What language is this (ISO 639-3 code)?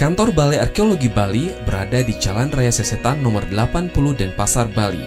ind